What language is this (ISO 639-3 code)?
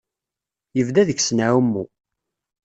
kab